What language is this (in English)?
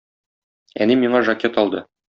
Tatar